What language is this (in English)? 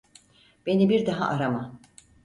Turkish